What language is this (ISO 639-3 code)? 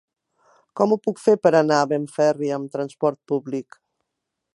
cat